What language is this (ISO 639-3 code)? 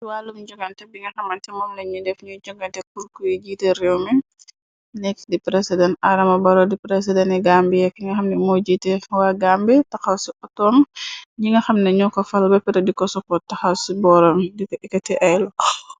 wol